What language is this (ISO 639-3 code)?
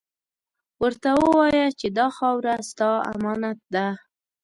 pus